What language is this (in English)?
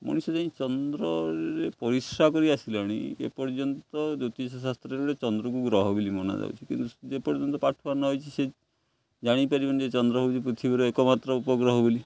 Odia